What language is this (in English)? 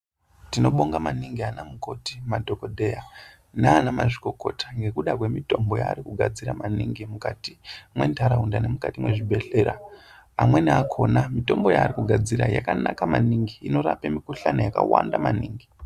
Ndau